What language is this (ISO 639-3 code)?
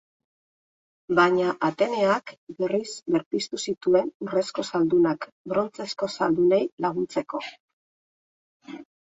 eus